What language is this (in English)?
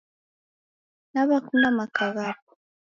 Taita